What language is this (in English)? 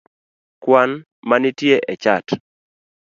Luo (Kenya and Tanzania)